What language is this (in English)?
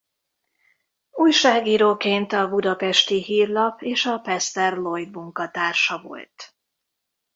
Hungarian